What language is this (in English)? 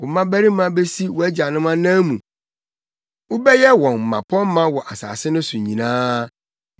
Akan